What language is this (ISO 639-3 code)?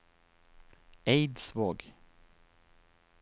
nor